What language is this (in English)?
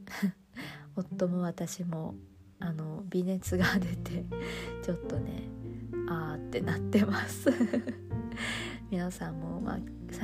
Japanese